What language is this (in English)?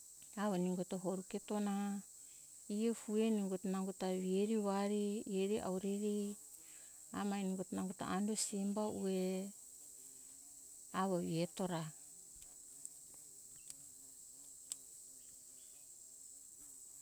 Hunjara-Kaina Ke